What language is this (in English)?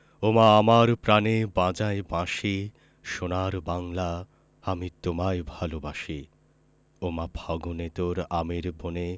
Bangla